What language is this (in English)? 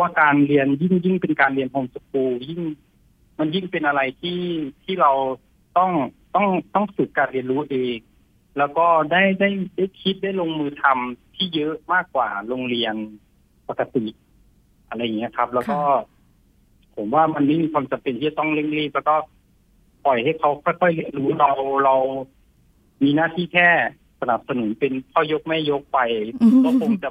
Thai